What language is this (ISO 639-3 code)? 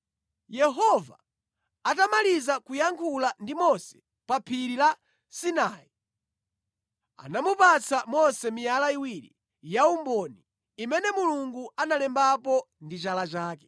nya